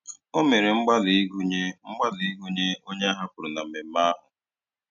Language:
Igbo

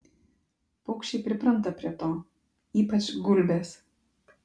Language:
Lithuanian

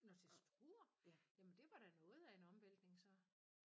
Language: Danish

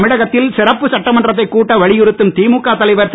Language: Tamil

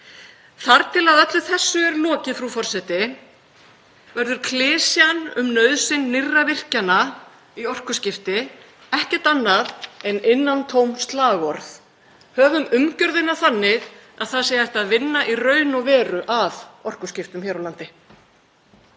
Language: Icelandic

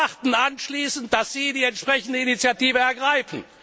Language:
German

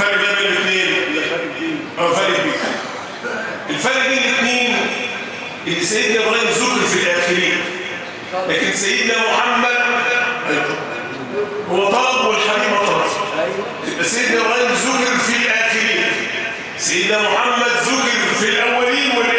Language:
Arabic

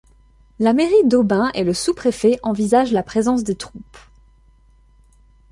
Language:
French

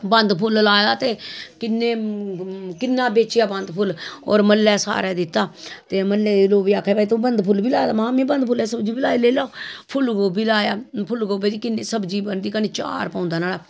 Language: Dogri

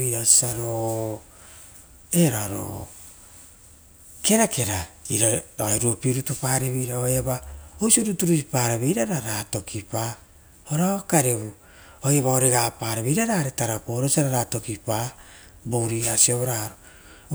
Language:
Rotokas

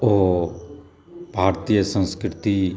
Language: Maithili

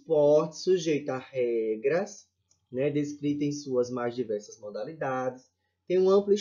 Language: Portuguese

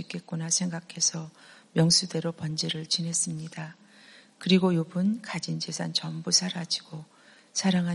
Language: Korean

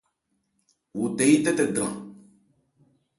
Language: Ebrié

